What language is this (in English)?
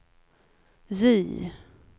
Swedish